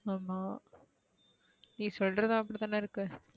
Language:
Tamil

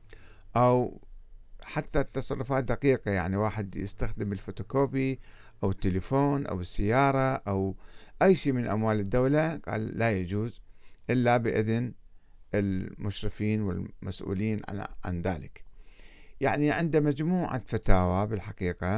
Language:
Arabic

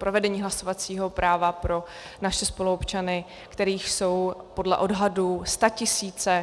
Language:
Czech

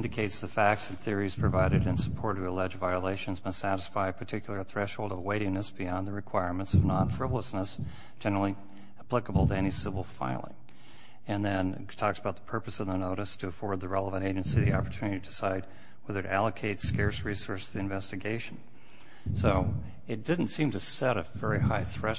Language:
English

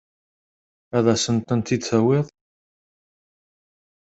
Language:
Kabyle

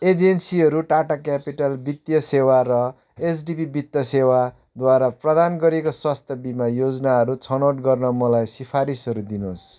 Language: Nepali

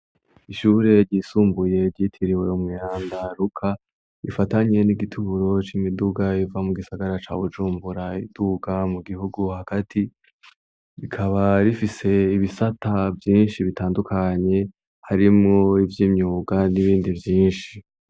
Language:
Rundi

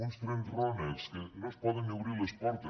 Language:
Catalan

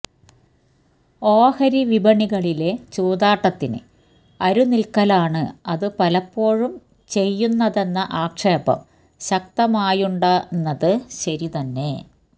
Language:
Malayalam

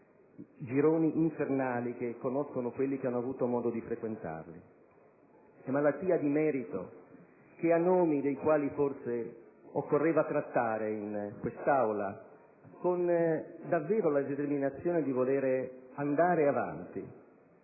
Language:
Italian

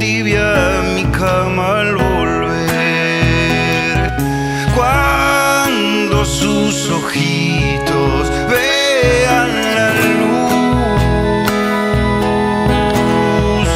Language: Romanian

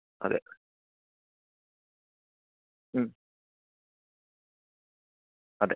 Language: Malayalam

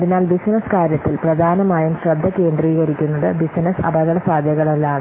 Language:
Malayalam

